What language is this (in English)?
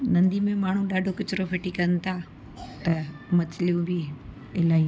Sindhi